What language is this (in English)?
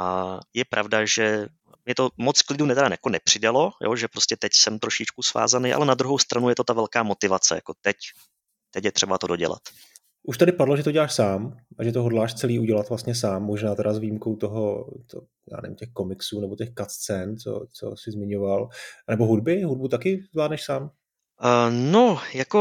Czech